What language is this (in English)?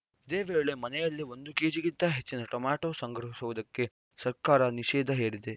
Kannada